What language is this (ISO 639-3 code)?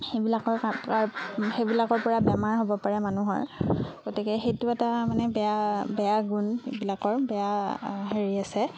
asm